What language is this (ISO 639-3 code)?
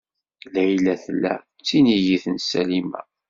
kab